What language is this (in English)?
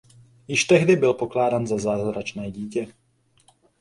Czech